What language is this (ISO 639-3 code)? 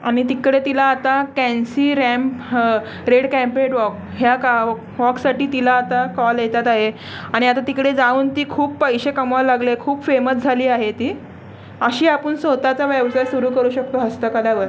mar